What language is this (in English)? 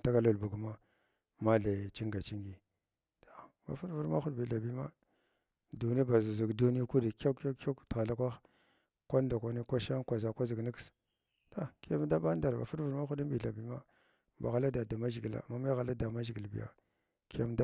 Glavda